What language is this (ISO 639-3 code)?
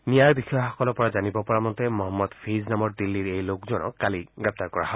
asm